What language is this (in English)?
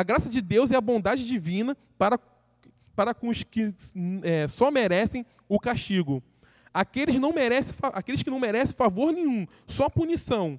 Portuguese